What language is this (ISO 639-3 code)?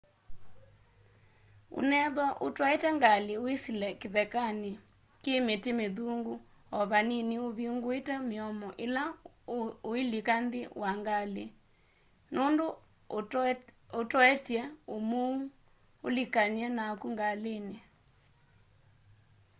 kam